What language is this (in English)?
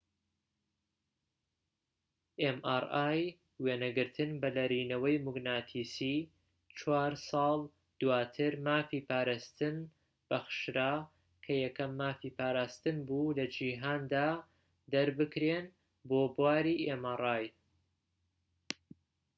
Central Kurdish